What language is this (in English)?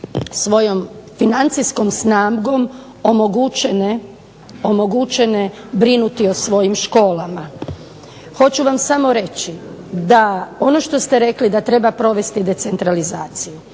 Croatian